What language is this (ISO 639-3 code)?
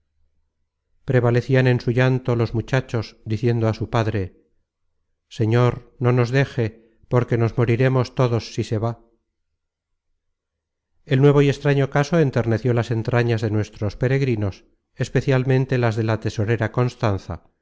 spa